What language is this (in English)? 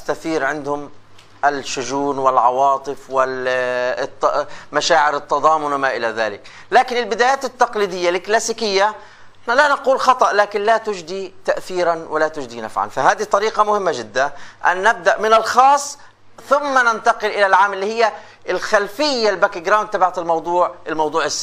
Arabic